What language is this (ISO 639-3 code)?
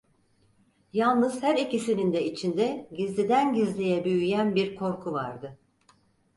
tur